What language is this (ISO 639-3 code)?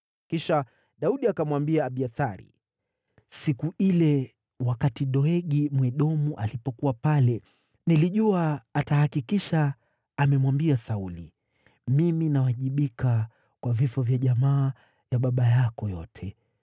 swa